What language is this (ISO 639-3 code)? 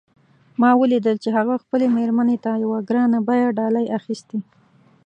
pus